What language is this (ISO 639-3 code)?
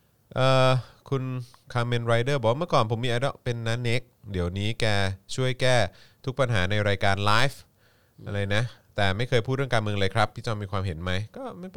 tha